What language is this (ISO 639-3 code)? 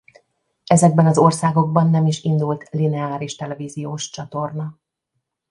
hun